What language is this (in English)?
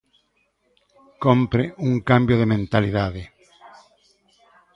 Galician